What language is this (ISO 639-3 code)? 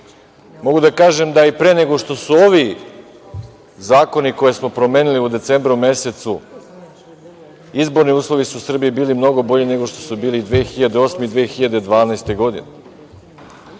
srp